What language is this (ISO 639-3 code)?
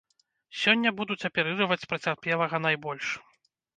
bel